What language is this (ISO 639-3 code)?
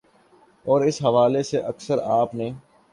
urd